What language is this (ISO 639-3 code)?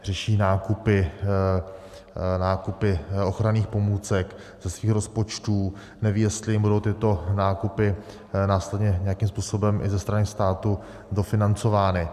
ces